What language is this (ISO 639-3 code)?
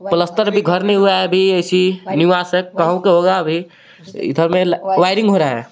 hin